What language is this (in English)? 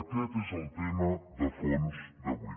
Catalan